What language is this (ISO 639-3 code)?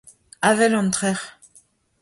bre